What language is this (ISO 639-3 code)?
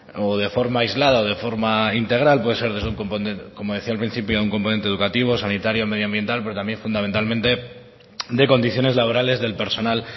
spa